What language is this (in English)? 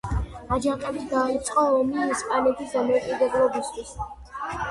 Georgian